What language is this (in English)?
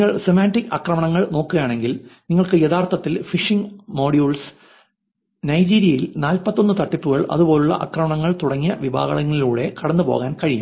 Malayalam